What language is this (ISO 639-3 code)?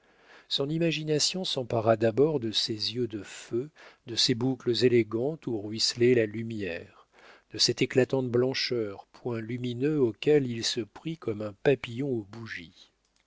fra